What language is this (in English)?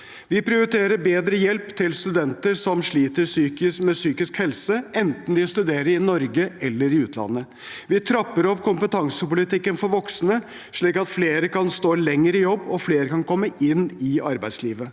Norwegian